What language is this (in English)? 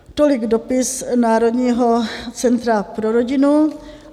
Czech